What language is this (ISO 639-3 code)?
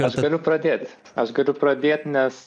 lit